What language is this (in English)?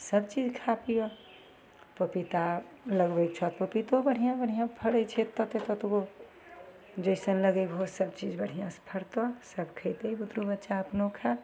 Maithili